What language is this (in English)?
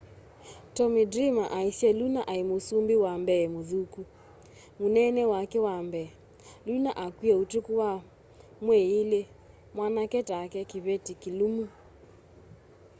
Kamba